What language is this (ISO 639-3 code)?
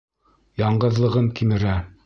bak